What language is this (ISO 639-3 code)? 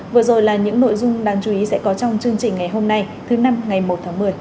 vie